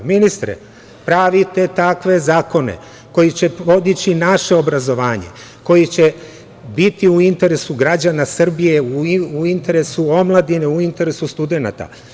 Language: Serbian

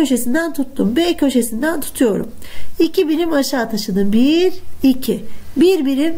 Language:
Turkish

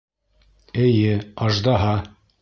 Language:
Bashkir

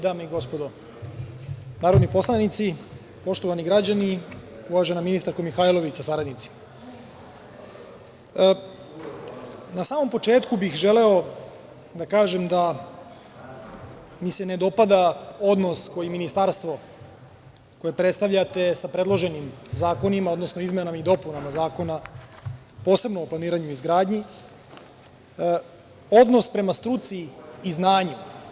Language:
Serbian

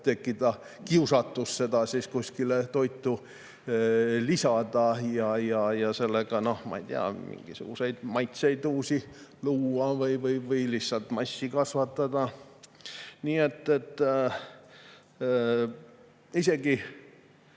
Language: Estonian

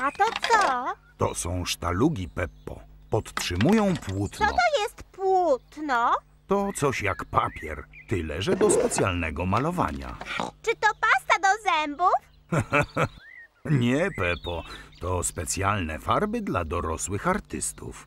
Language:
Polish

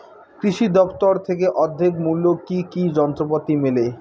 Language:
Bangla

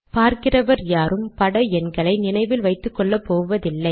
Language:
Tamil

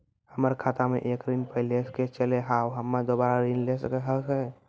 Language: Maithili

